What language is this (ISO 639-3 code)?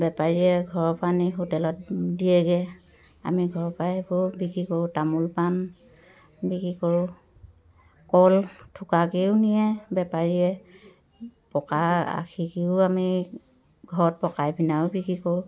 asm